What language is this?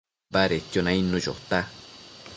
Matsés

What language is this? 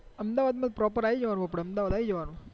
Gujarati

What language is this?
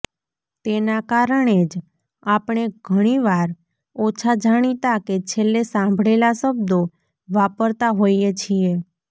Gujarati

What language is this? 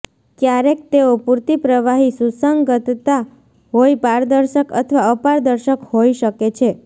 Gujarati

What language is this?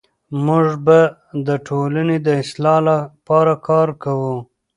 Pashto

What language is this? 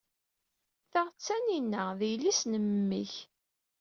Kabyle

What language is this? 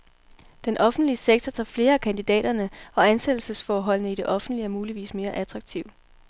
Danish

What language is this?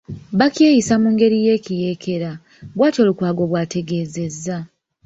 Ganda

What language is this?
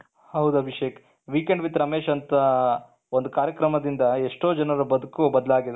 Kannada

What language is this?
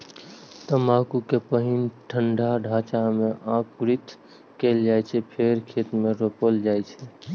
Maithili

